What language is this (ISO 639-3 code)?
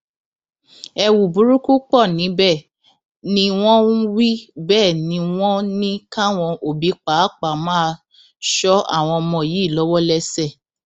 yor